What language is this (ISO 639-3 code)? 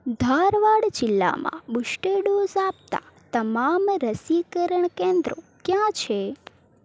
guj